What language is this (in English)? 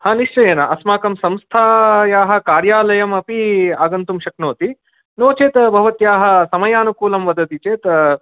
Sanskrit